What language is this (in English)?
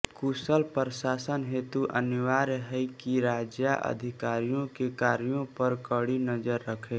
Hindi